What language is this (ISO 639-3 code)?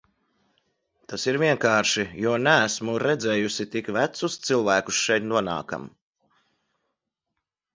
lav